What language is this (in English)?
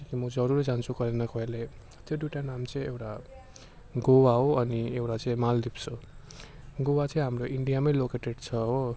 Nepali